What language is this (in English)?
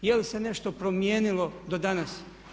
Croatian